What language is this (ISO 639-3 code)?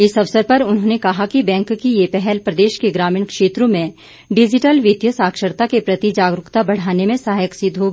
hin